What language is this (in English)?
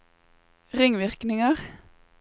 Norwegian